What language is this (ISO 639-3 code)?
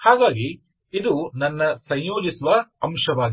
kan